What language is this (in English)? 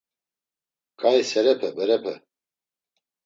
Laz